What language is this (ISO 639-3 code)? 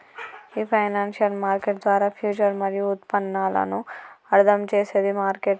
tel